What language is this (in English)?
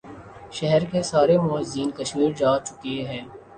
Urdu